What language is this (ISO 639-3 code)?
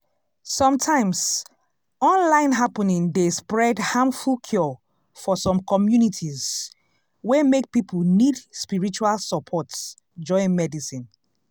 pcm